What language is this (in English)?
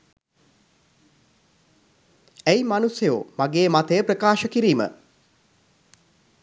Sinhala